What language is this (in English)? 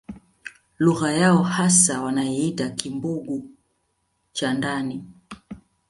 Swahili